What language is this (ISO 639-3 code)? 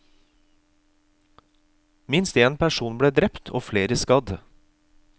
nor